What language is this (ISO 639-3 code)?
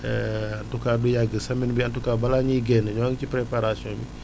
wol